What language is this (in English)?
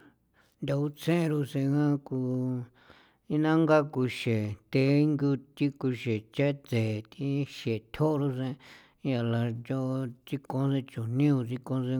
San Felipe Otlaltepec Popoloca